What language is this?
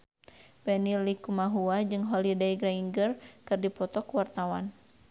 Sundanese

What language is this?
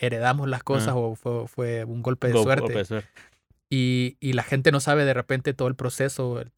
Spanish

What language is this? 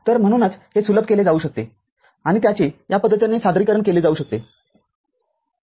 Marathi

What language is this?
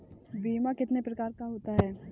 Hindi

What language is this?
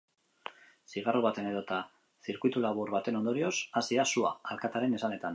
Basque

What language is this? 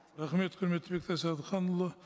Kazakh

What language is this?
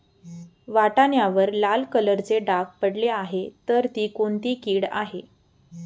Marathi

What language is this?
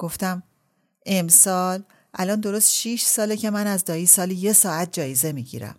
Persian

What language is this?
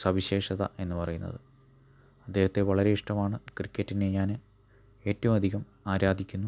Malayalam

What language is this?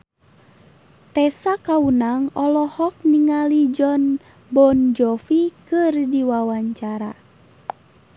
Sundanese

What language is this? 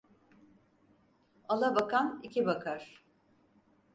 Turkish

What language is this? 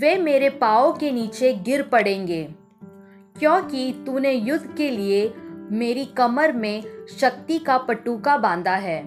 Hindi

